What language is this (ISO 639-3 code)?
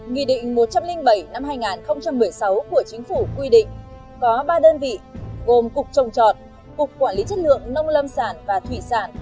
vie